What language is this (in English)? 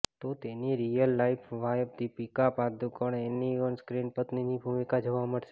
Gujarati